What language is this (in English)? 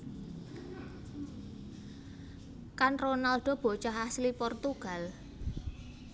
Javanese